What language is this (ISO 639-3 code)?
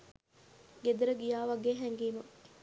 sin